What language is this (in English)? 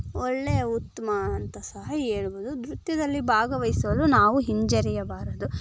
Kannada